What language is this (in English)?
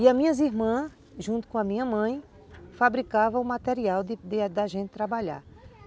Portuguese